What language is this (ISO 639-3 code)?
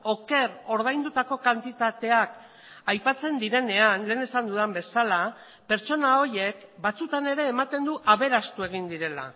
eus